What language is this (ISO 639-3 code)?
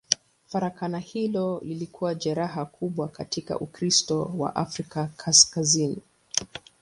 swa